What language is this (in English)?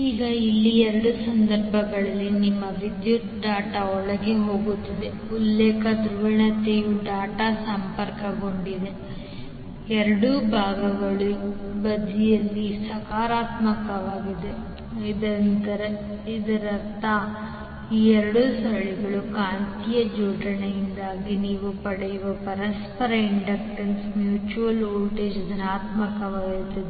Kannada